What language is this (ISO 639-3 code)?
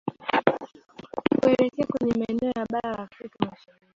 swa